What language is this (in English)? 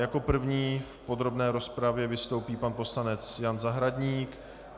Czech